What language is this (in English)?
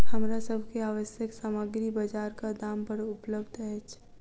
Maithili